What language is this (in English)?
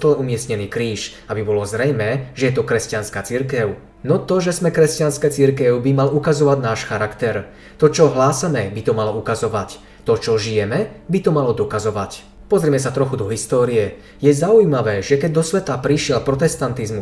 Slovak